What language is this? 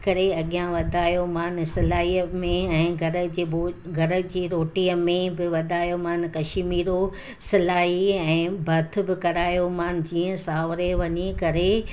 Sindhi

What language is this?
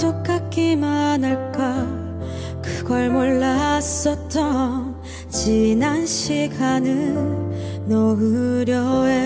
Korean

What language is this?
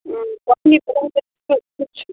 Kashmiri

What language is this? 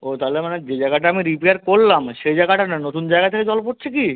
Bangla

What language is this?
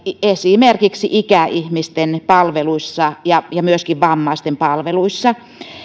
Finnish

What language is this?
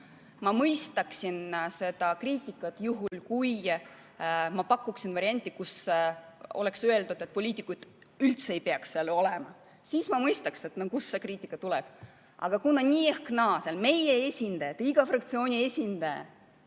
Estonian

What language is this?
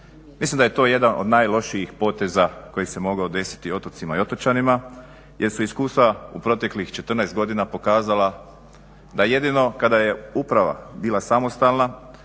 Croatian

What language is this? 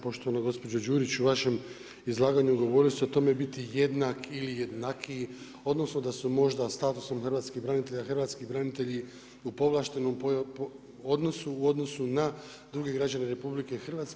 Croatian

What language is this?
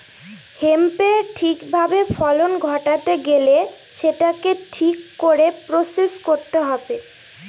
Bangla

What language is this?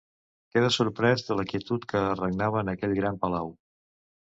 Catalan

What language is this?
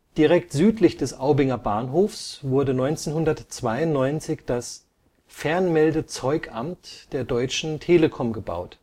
German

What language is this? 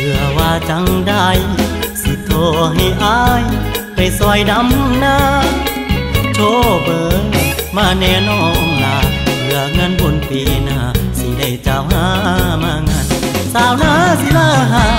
Thai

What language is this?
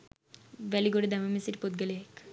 Sinhala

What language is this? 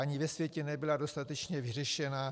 Czech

